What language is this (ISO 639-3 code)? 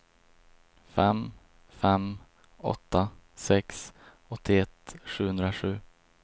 swe